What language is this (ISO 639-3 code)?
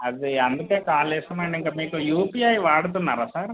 tel